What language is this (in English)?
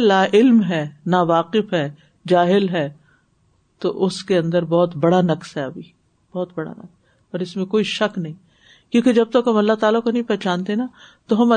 Urdu